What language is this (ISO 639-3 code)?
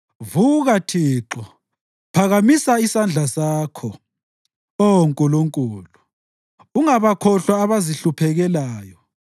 nde